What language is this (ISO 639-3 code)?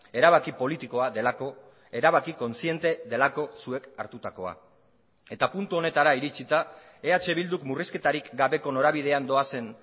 eus